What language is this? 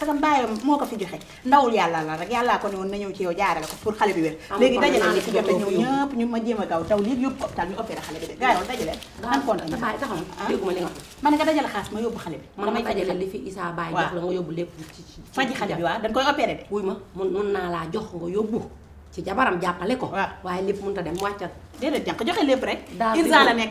Indonesian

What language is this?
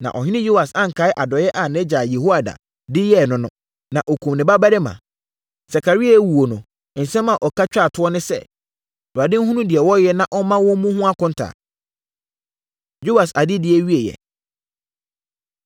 Akan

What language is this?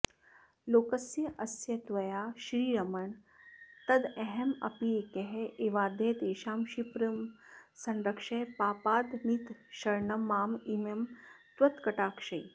Sanskrit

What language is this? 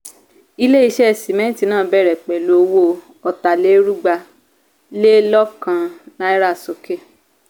Yoruba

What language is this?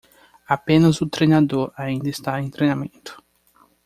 Portuguese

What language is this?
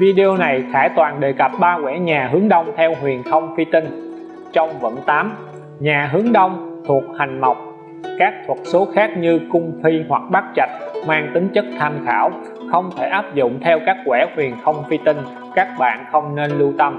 Vietnamese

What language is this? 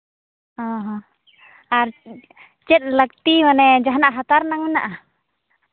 Santali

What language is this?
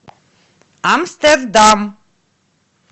Russian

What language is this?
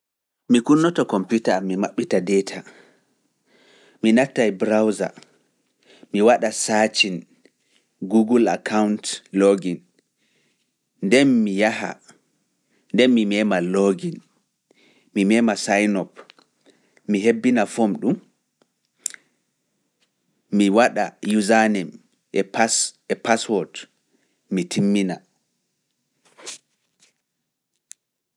Fula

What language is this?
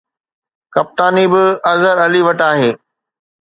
Sindhi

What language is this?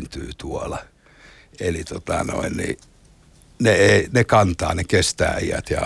Finnish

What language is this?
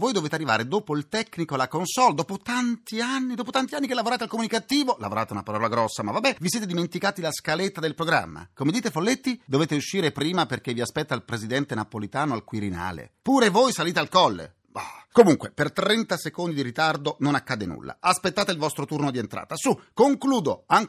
Italian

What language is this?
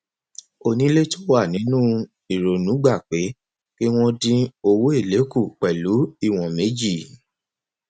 Yoruba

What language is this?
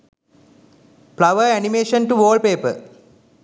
Sinhala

